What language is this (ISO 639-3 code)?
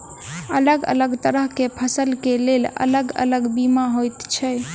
mai